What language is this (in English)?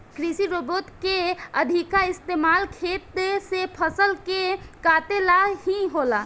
Bhojpuri